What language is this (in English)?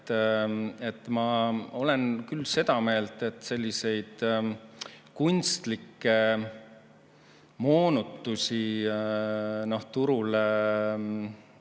Estonian